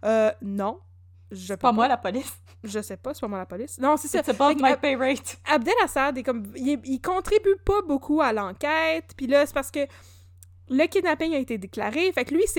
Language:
French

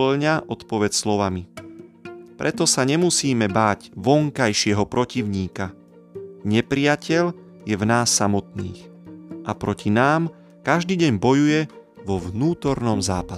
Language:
Slovak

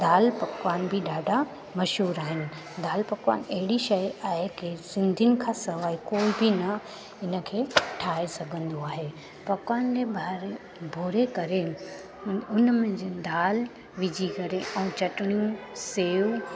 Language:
Sindhi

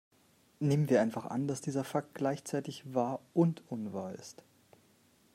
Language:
German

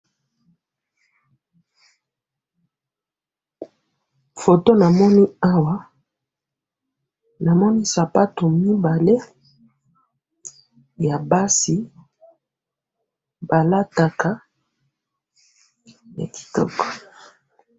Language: Lingala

